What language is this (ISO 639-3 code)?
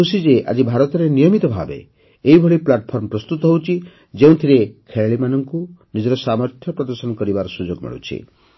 ori